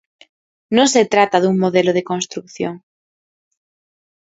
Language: Galician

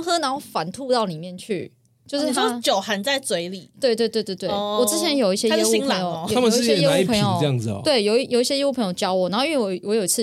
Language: Chinese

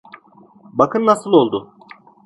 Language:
Turkish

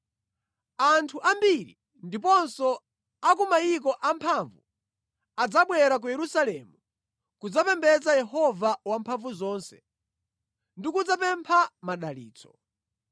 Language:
Nyanja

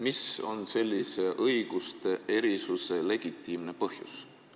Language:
Estonian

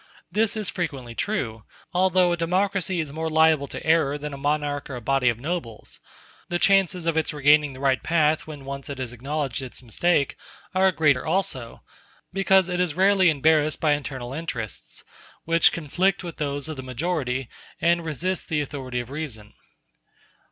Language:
English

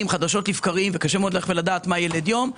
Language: Hebrew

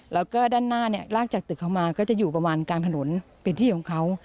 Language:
Thai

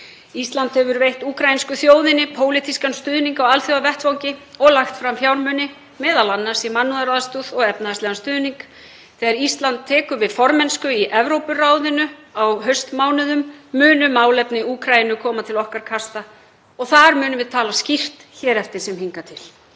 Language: Icelandic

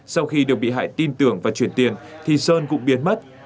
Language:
Vietnamese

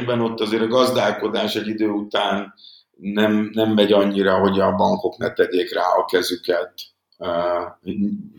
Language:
Hungarian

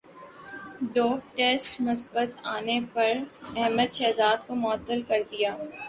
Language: Urdu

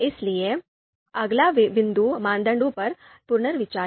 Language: Hindi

